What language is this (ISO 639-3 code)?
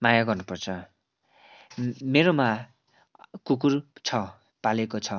nep